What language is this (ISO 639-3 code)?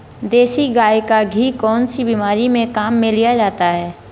hin